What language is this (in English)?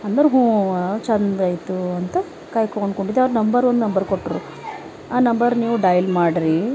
Kannada